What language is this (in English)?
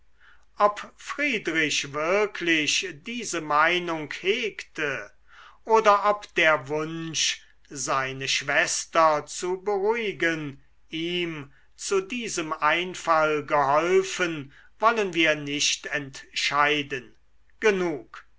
German